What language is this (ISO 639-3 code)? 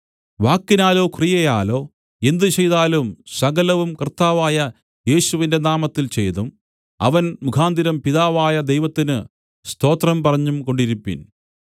mal